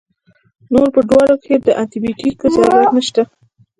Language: Pashto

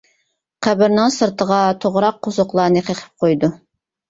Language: Uyghur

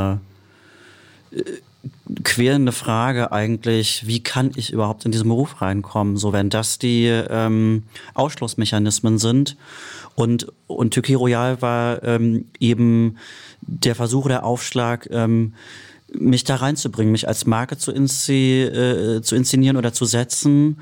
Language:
German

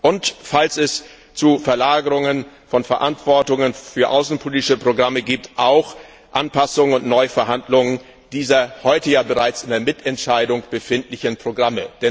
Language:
German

